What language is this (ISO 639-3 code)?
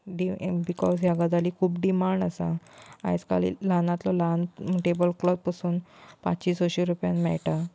kok